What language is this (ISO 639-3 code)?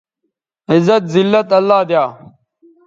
btv